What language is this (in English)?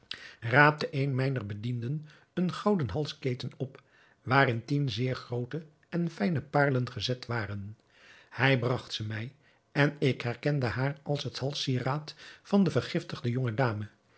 Dutch